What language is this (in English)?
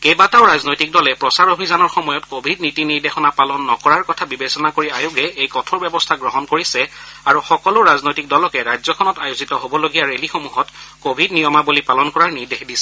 Assamese